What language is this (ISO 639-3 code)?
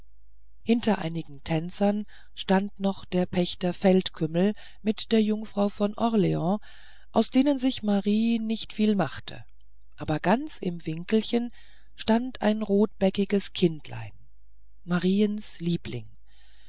deu